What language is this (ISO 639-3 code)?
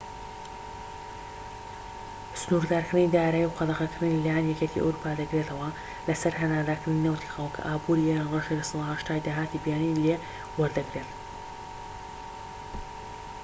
ckb